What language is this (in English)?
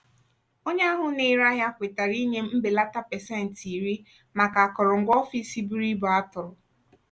Igbo